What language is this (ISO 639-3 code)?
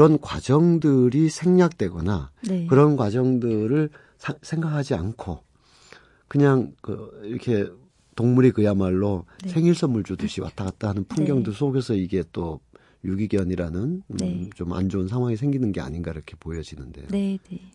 kor